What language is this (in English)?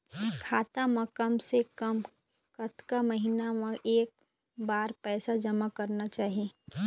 Chhattisgarhi